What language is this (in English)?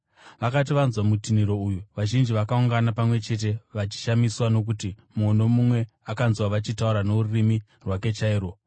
Shona